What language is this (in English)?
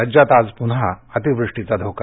Marathi